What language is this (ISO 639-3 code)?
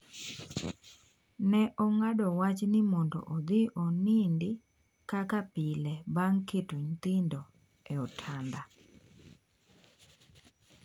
luo